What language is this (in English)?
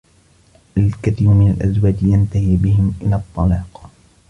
Arabic